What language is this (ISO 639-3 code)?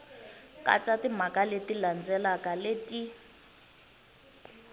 tso